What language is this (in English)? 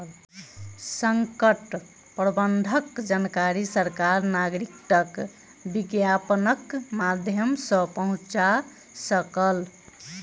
Maithili